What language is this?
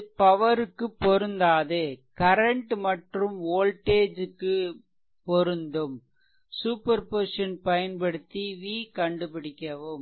Tamil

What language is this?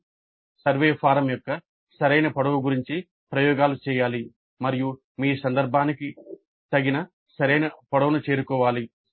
Telugu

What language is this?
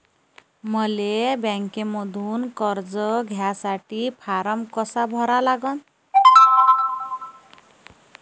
Marathi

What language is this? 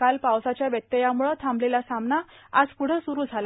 Marathi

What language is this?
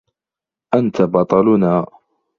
Arabic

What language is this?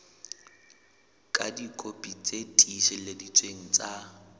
Southern Sotho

